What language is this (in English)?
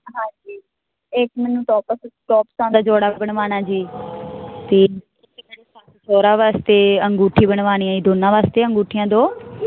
Punjabi